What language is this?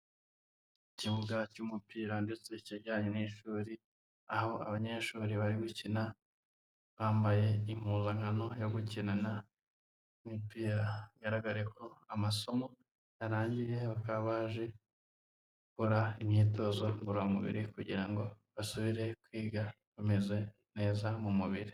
Kinyarwanda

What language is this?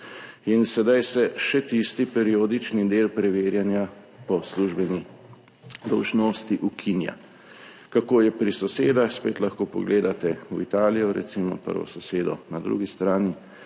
Slovenian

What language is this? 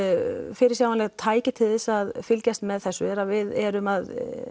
Icelandic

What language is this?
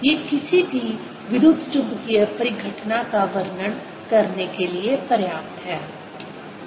Hindi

